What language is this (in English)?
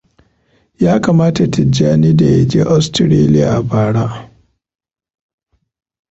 Hausa